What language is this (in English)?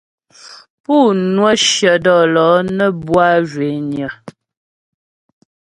Ghomala